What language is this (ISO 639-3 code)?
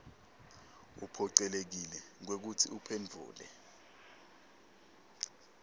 ssw